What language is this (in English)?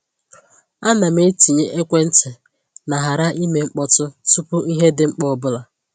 Igbo